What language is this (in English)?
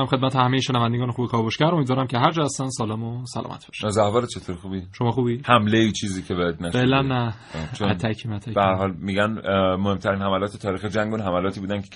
Persian